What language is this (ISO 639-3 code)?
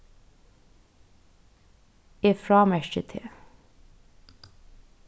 fao